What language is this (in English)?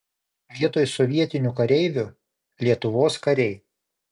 Lithuanian